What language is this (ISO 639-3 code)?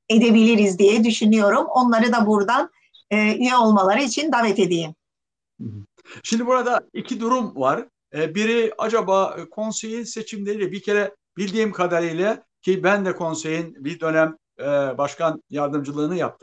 tur